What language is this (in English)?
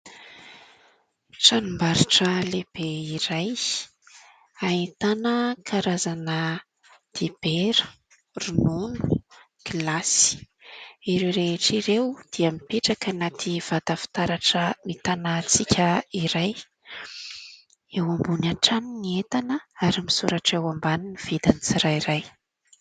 Malagasy